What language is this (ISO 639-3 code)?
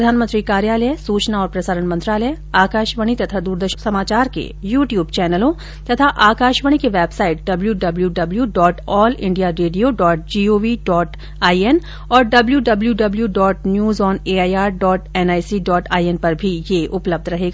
hin